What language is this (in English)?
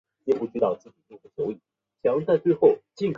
Chinese